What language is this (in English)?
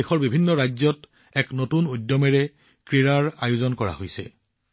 Assamese